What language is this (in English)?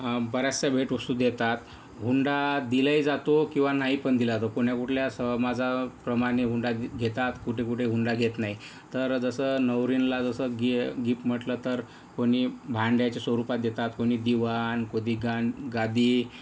Marathi